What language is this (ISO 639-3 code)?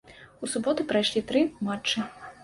bel